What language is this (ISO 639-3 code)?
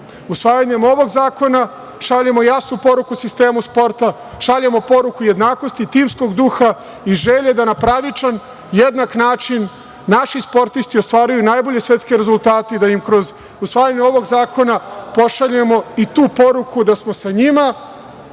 srp